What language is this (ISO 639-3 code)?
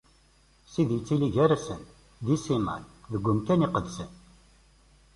kab